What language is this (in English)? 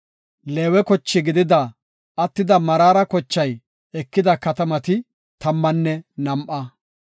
Gofa